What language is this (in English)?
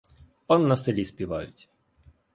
Ukrainian